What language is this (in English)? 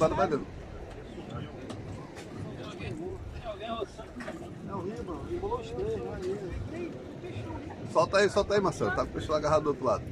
Portuguese